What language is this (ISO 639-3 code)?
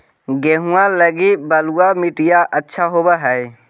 mag